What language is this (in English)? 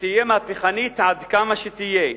Hebrew